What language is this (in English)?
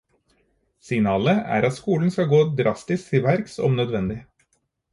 Norwegian Bokmål